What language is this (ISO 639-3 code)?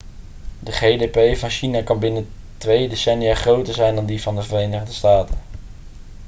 nld